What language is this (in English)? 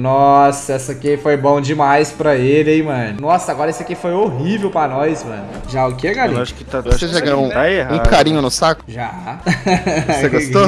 Portuguese